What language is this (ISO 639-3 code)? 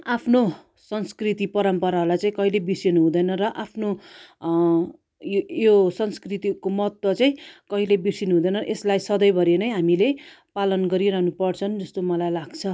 nep